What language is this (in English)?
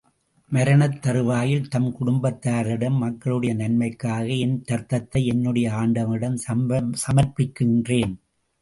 Tamil